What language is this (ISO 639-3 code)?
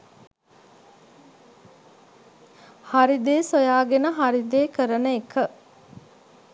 sin